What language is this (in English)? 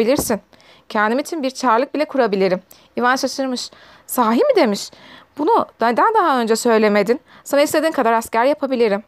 Turkish